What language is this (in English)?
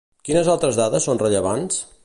Catalan